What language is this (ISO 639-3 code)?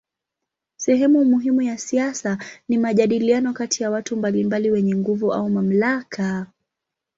swa